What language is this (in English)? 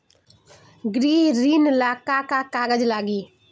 Bhojpuri